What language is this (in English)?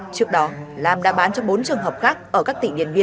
Vietnamese